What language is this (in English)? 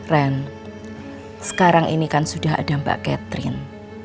Indonesian